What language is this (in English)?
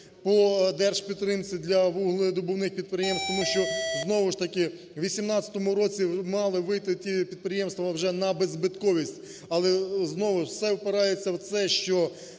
Ukrainian